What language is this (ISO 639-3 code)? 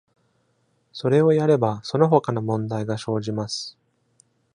jpn